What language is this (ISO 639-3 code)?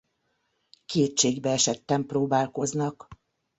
hun